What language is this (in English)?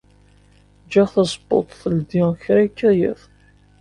Kabyle